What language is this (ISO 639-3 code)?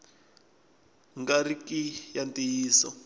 tso